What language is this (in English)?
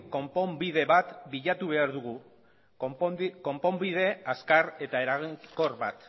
Basque